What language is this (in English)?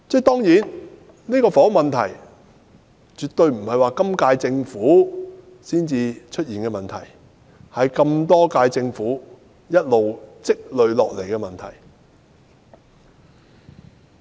Cantonese